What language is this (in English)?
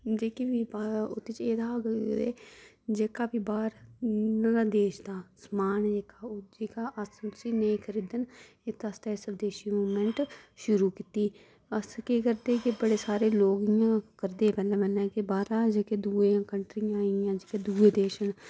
Dogri